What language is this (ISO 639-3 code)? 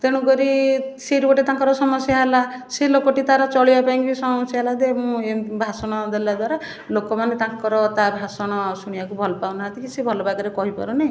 ori